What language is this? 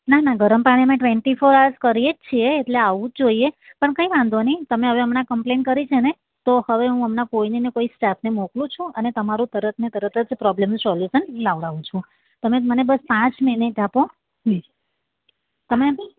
Gujarati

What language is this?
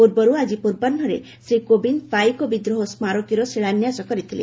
Odia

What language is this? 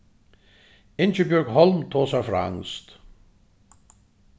Faroese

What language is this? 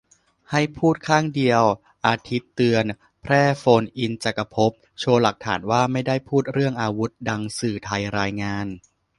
Thai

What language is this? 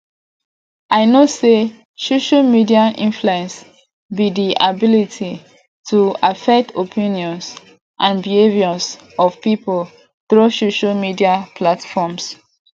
Nigerian Pidgin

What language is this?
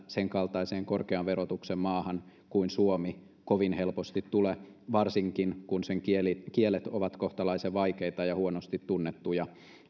Finnish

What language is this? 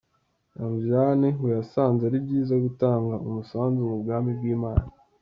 Kinyarwanda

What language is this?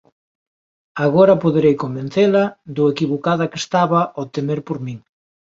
Galician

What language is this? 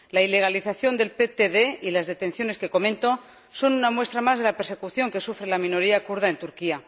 Spanish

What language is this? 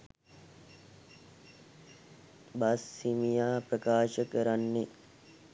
Sinhala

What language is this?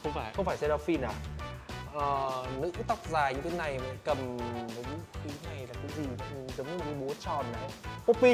Vietnamese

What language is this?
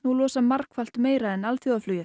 Icelandic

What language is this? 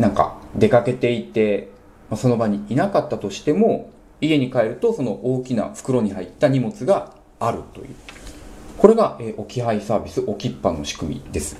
Japanese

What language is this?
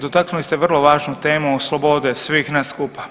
Croatian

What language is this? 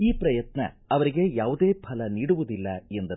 Kannada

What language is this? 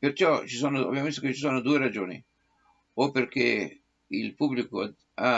Italian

